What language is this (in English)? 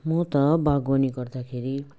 Nepali